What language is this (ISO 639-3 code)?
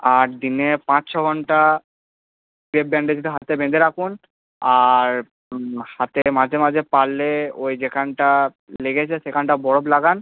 ben